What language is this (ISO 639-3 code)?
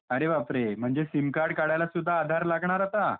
mar